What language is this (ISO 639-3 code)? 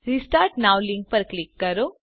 guj